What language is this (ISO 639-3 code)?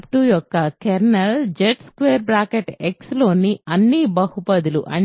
tel